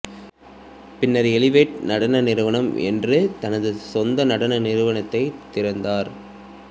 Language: Tamil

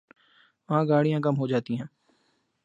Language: Urdu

